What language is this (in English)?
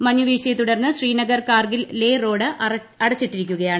Malayalam